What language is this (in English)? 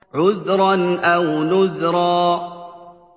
Arabic